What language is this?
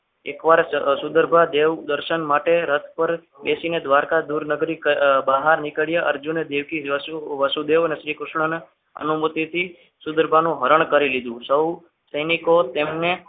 Gujarati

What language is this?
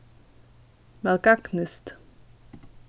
Faroese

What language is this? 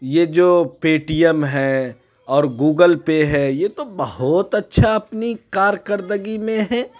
Urdu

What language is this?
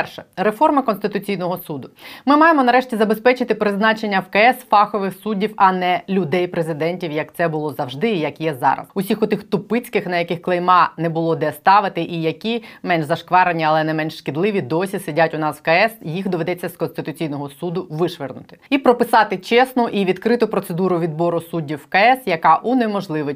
Ukrainian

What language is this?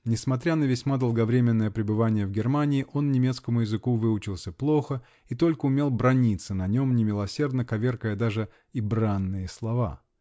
Russian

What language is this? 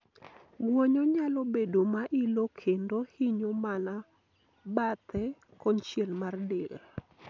Luo (Kenya and Tanzania)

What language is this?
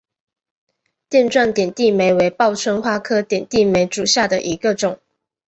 Chinese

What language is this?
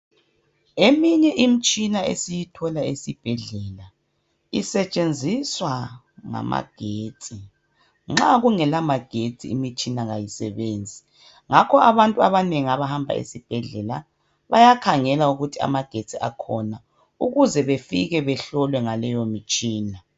North Ndebele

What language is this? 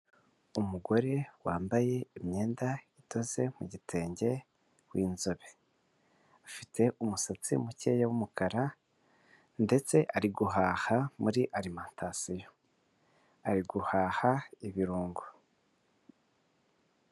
Kinyarwanda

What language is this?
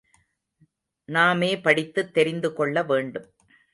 Tamil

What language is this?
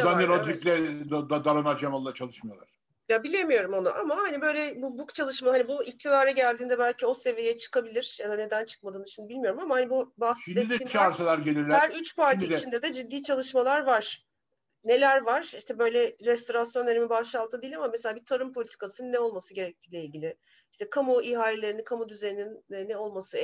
Turkish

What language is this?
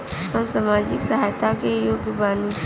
Bhojpuri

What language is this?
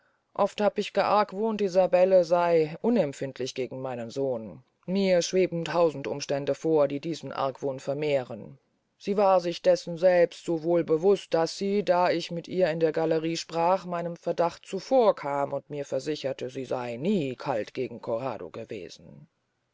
German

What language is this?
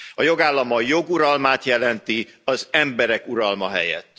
Hungarian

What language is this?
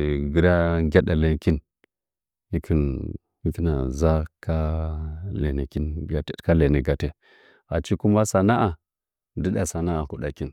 Nzanyi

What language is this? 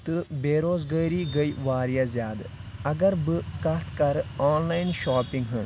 Kashmiri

